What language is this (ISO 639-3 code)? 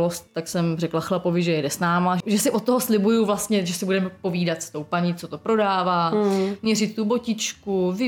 ces